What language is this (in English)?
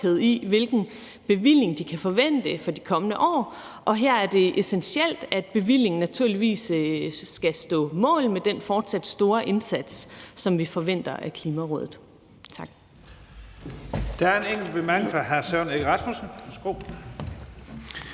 Danish